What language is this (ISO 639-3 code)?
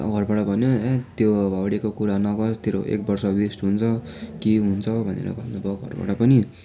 nep